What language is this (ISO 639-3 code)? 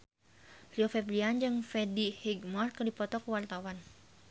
sun